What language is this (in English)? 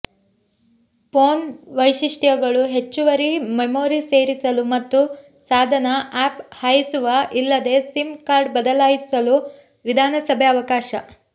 Kannada